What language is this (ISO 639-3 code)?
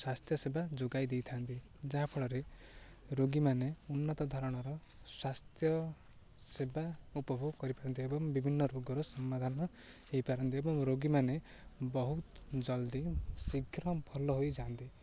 ori